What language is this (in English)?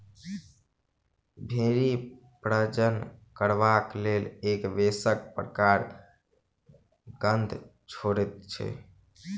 Maithili